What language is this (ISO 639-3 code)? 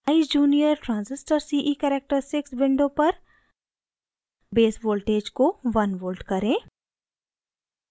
hin